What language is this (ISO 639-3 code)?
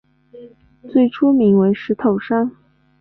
zho